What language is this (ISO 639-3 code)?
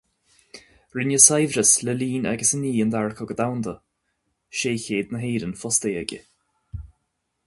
gle